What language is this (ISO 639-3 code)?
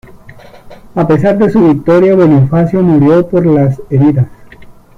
spa